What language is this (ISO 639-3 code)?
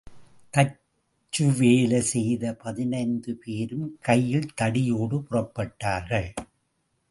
tam